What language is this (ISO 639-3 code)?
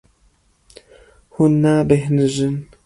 kur